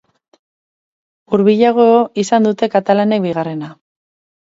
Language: Basque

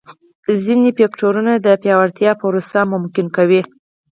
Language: Pashto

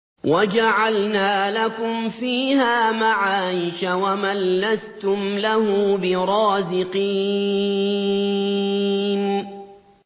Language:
Arabic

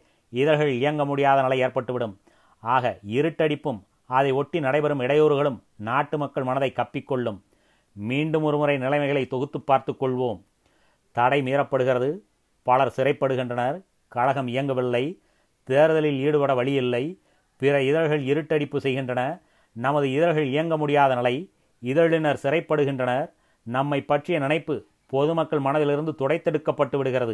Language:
Tamil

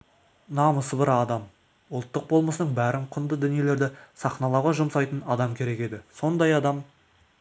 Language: Kazakh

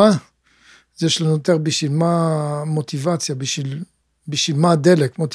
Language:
Hebrew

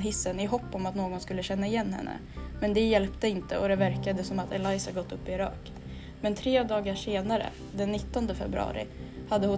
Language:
Swedish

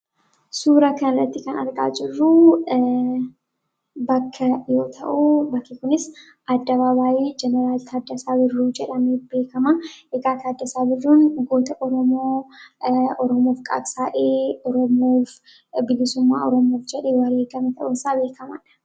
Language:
Oromo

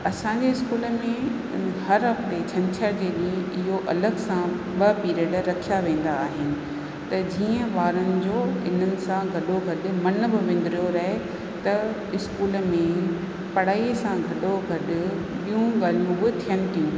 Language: Sindhi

